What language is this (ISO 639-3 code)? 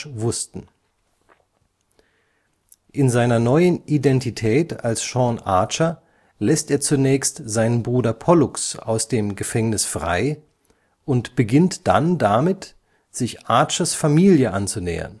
deu